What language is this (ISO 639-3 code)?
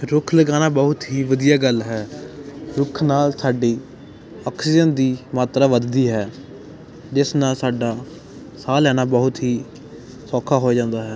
pan